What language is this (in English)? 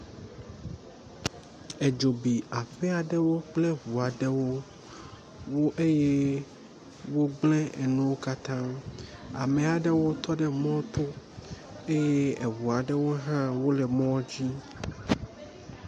Ewe